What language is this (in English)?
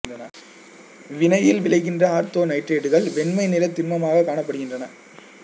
Tamil